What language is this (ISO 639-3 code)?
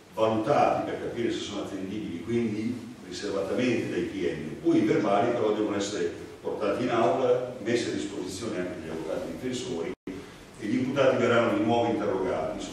ita